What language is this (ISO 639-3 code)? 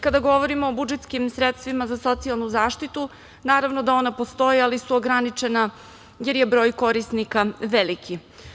srp